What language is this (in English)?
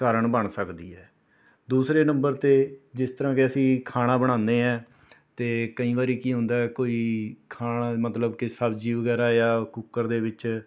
Punjabi